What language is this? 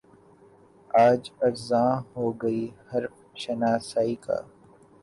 Urdu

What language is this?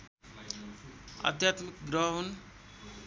Nepali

